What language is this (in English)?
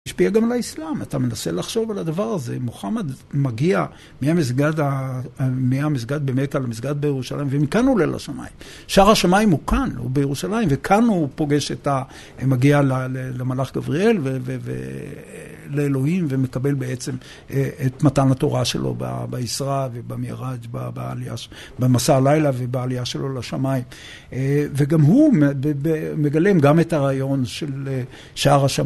Hebrew